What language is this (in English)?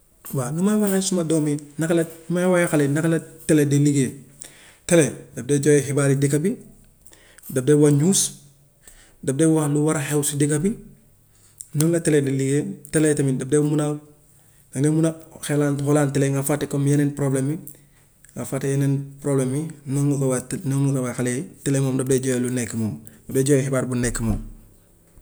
Gambian Wolof